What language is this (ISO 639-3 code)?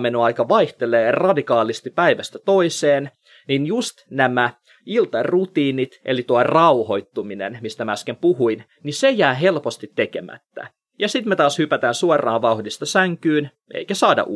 fin